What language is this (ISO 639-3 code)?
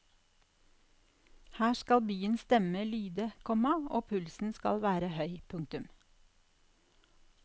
nor